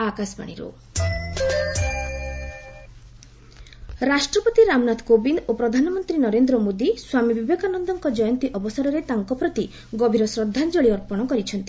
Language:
Odia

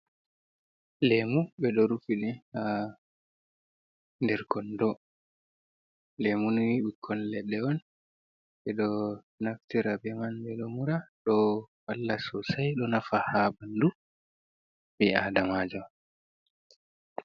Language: Fula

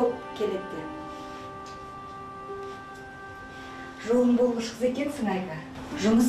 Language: Turkish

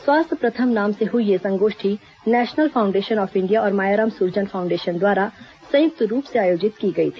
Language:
Hindi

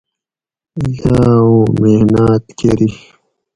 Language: Gawri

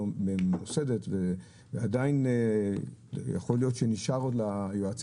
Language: Hebrew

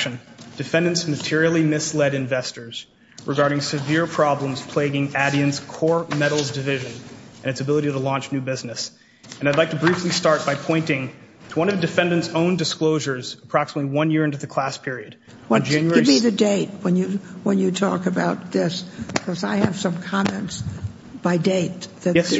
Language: English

